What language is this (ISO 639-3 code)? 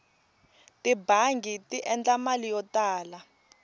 tso